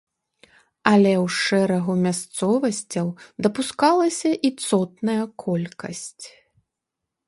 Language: Belarusian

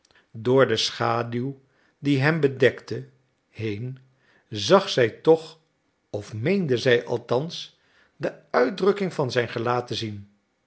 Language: Dutch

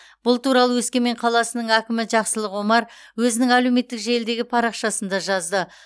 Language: Kazakh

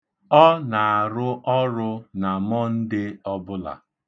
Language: Igbo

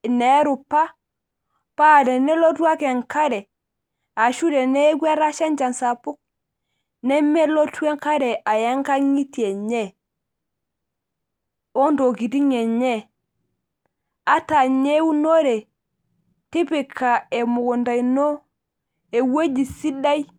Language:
Masai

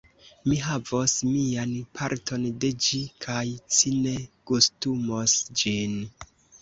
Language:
Esperanto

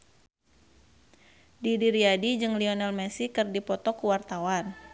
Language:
Sundanese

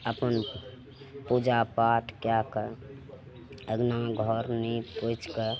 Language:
Maithili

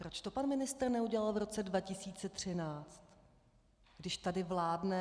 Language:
Czech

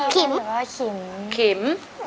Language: Thai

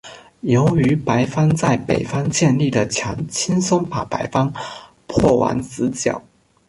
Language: Chinese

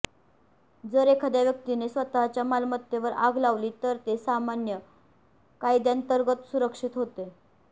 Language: Marathi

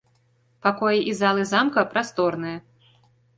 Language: Belarusian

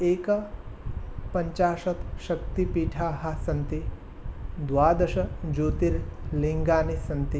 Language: Sanskrit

